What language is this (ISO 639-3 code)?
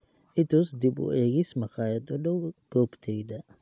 som